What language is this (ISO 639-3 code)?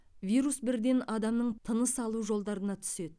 kaz